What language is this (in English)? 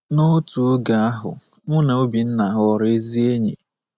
Igbo